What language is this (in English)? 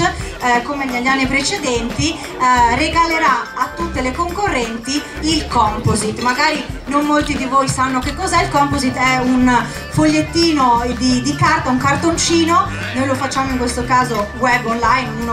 Italian